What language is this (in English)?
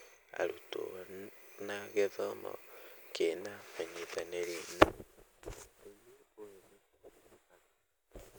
Kikuyu